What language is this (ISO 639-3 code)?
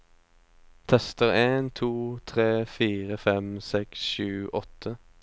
nor